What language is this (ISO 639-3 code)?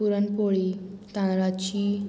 kok